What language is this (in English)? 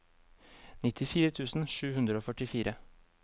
Norwegian